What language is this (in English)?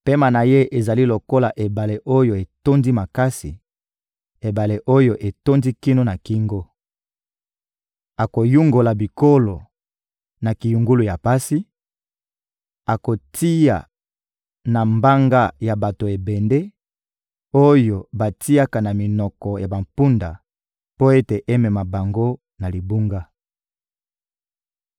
Lingala